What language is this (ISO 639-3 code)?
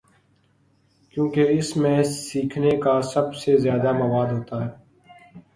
urd